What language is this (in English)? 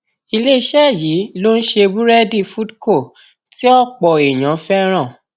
Yoruba